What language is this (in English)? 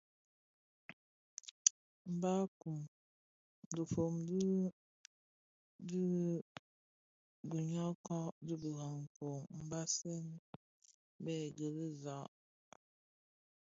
Bafia